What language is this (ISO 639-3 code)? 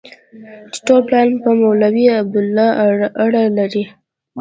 pus